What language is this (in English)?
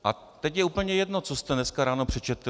Czech